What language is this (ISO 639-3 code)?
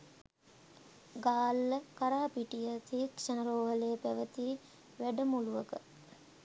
sin